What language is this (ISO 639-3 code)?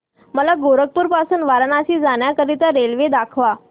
mar